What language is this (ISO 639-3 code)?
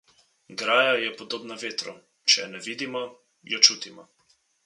slv